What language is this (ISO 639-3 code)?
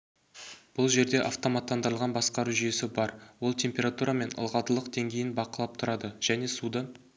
kaz